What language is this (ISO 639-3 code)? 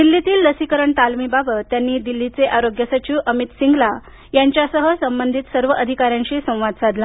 mar